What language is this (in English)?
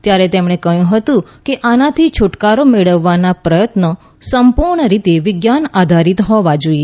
Gujarati